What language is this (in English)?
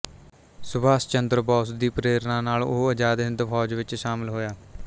Punjabi